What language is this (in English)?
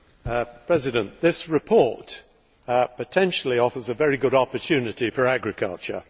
English